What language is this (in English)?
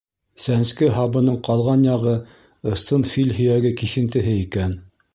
Bashkir